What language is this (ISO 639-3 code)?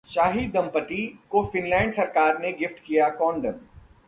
hin